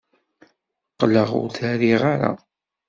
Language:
Kabyle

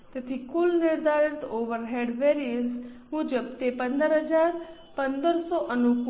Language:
Gujarati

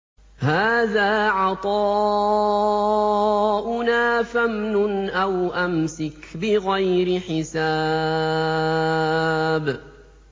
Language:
Arabic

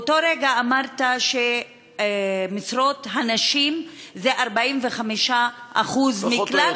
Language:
Hebrew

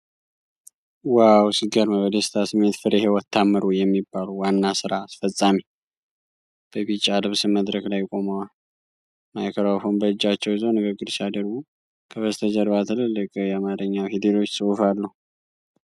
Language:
Amharic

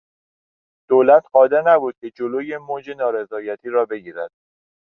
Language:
Persian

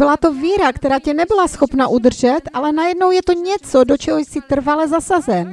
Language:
Czech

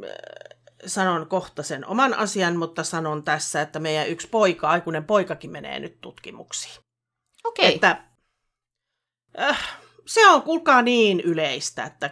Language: Finnish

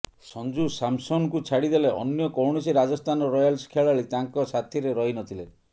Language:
Odia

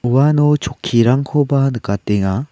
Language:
Garo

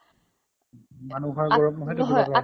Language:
Assamese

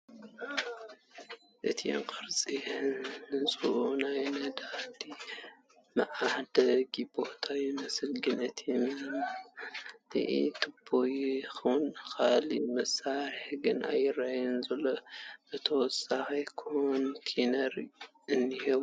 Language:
Tigrinya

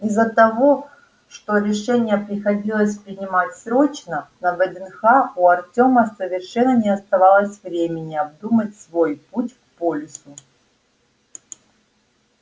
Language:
Russian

